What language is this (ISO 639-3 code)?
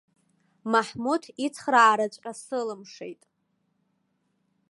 abk